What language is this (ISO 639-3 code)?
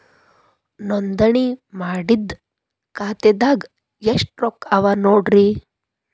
kan